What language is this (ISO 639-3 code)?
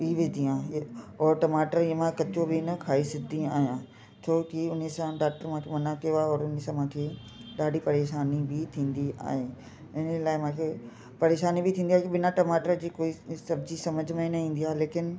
snd